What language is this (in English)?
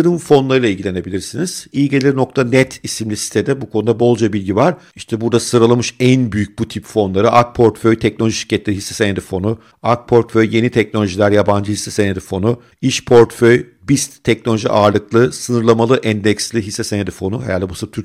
Turkish